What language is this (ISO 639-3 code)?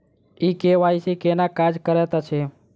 mai